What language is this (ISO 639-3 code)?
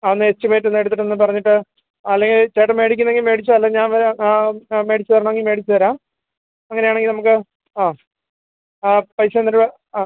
mal